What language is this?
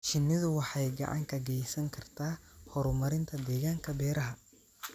Somali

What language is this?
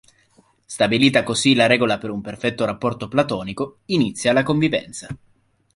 Italian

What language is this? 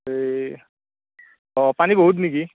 Assamese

